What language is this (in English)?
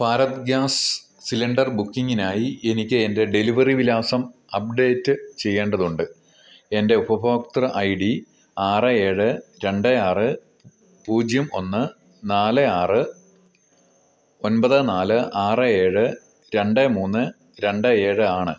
Malayalam